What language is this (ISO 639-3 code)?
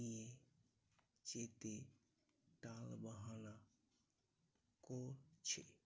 ben